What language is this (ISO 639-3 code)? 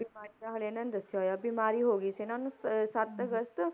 pan